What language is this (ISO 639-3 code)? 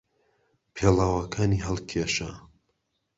ckb